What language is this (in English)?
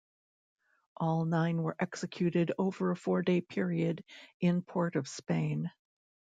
English